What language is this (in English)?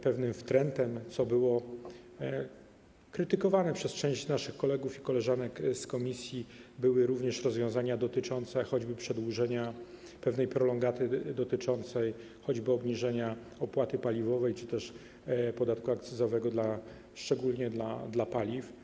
Polish